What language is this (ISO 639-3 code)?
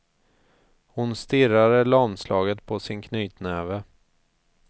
swe